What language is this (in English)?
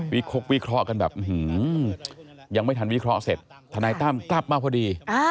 Thai